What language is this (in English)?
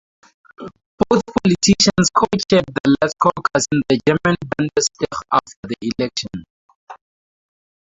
English